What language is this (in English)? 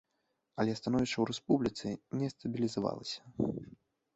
Belarusian